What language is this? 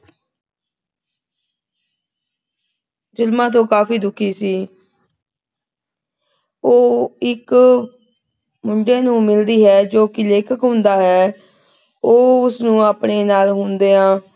Punjabi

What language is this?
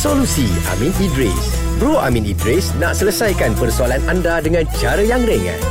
Malay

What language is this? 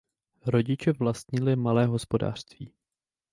Czech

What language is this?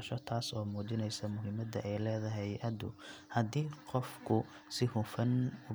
Somali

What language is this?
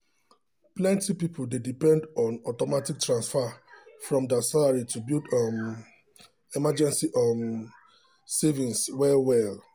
Nigerian Pidgin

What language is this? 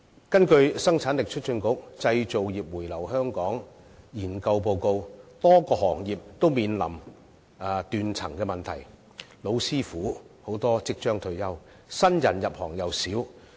Cantonese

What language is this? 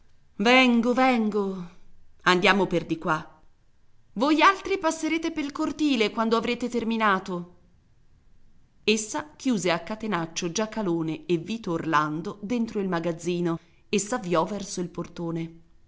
Italian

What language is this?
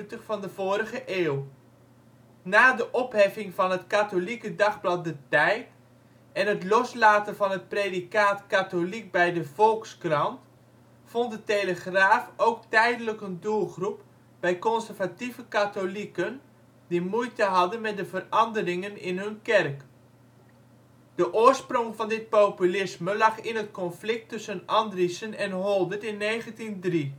Dutch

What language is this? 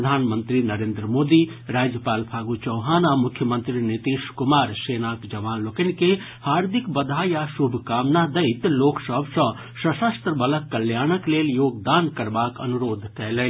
Maithili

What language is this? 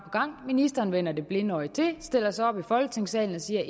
Danish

